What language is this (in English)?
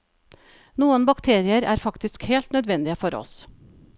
Norwegian